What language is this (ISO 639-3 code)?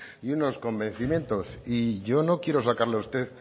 spa